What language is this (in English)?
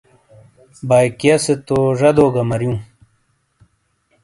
Shina